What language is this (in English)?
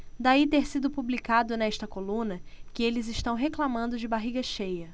Portuguese